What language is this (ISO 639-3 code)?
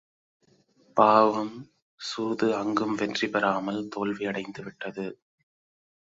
tam